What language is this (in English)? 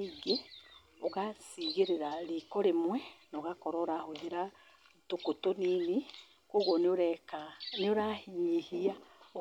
Kikuyu